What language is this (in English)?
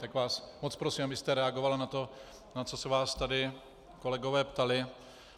Czech